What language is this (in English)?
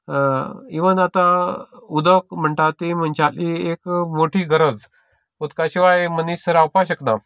Konkani